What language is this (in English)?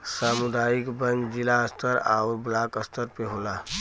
Bhojpuri